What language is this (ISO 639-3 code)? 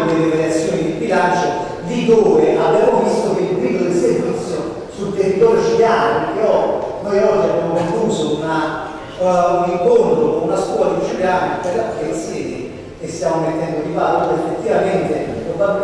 ita